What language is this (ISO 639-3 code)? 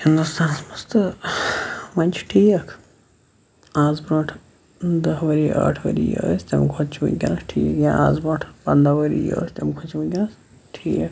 kas